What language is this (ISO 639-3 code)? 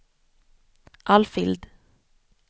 swe